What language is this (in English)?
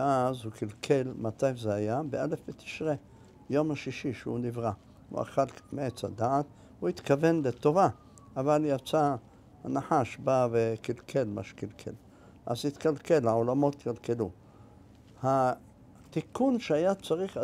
Hebrew